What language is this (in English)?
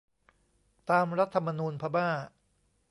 Thai